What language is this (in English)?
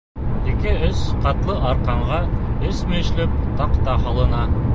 Bashkir